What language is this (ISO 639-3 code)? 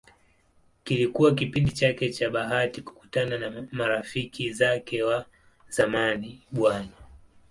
swa